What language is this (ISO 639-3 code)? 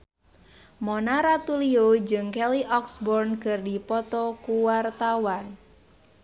sun